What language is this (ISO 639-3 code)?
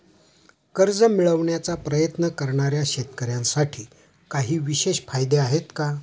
mar